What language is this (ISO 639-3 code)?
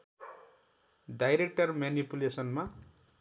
nep